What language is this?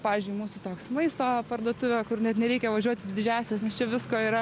Lithuanian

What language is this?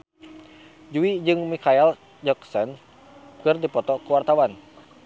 Sundanese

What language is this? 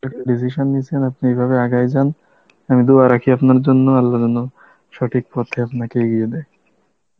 Bangla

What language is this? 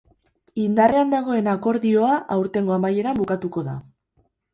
Basque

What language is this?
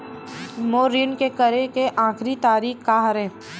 Chhattisgarhi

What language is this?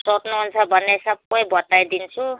Nepali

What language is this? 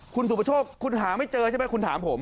Thai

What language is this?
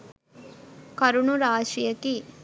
Sinhala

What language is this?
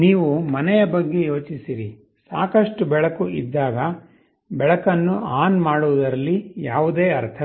Kannada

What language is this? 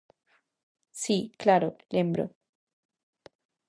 Galician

